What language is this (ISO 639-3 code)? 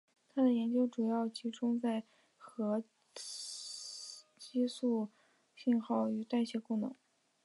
zho